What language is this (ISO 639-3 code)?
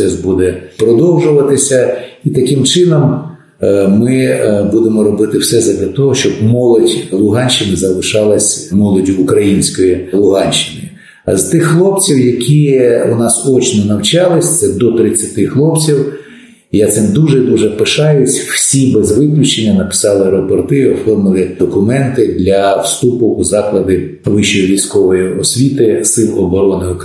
ukr